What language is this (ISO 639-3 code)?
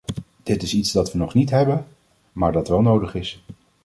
nld